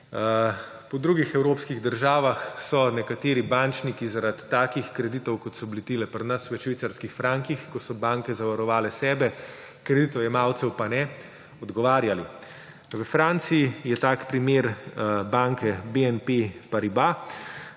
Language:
Slovenian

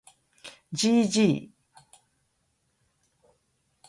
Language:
Japanese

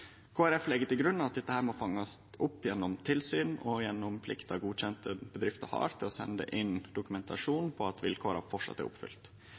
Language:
Norwegian Nynorsk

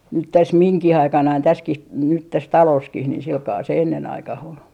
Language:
Finnish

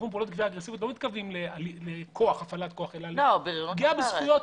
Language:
Hebrew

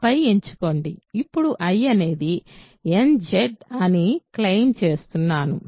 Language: Telugu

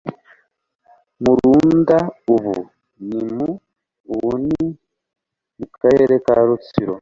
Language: Kinyarwanda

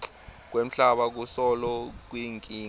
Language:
Swati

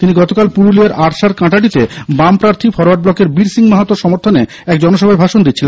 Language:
Bangla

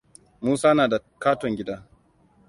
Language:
Hausa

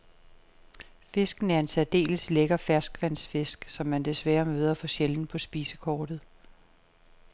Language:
Danish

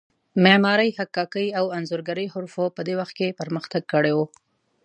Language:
Pashto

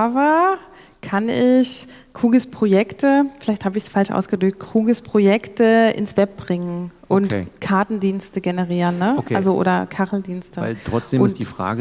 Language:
German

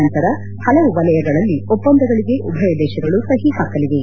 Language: Kannada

